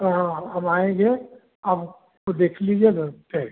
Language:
Hindi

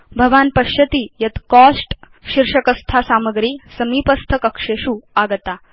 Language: Sanskrit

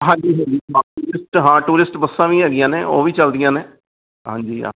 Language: Punjabi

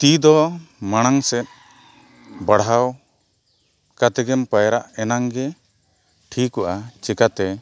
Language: Santali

